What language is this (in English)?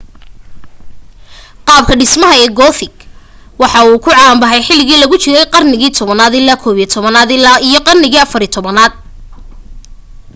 Somali